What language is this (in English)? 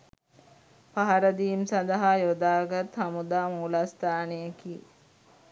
Sinhala